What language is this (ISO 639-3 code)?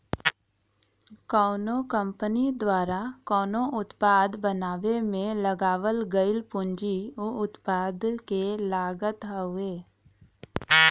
bho